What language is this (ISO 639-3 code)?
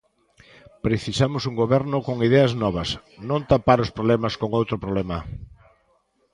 glg